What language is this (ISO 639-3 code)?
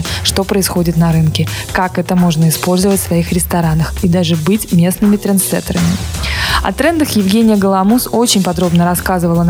rus